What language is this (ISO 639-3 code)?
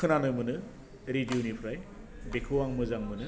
brx